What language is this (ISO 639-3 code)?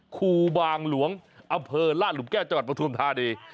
tha